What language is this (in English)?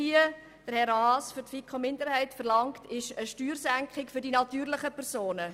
Swiss German